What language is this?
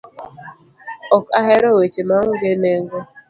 Luo (Kenya and Tanzania)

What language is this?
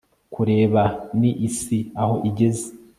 Kinyarwanda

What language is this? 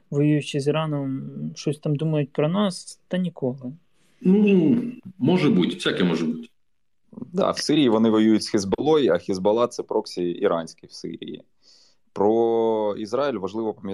Ukrainian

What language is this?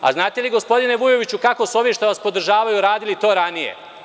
Serbian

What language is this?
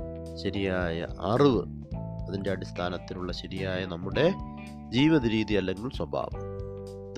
Malayalam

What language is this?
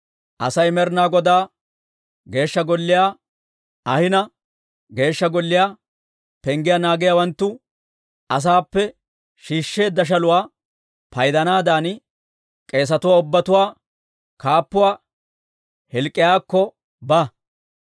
Dawro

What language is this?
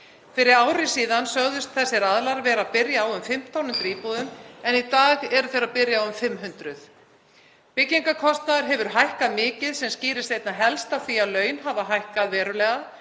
Icelandic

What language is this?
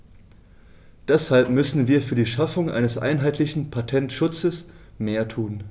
German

